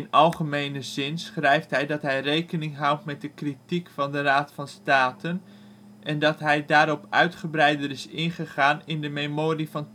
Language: Dutch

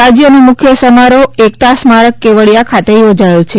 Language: Gujarati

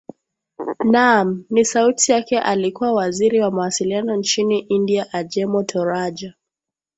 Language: Swahili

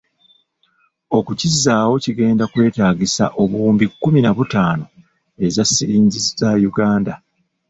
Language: Ganda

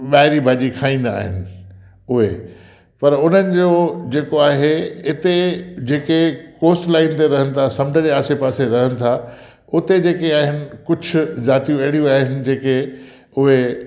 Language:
Sindhi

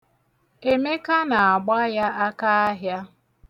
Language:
Igbo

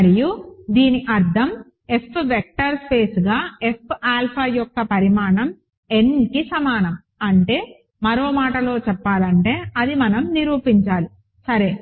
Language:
Telugu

